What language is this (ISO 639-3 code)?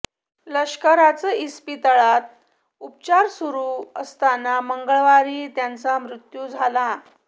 mar